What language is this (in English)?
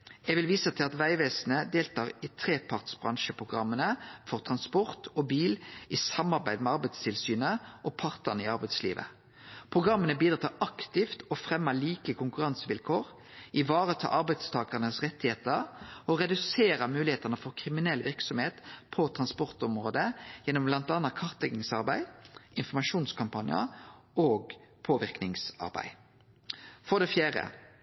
Norwegian Nynorsk